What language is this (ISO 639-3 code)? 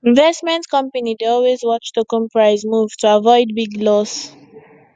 pcm